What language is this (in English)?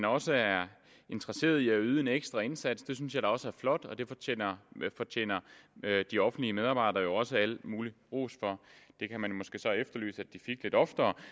Danish